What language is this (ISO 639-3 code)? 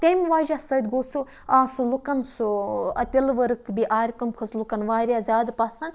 kas